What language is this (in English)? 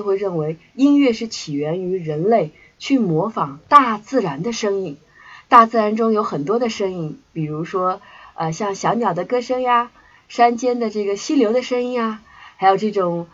Chinese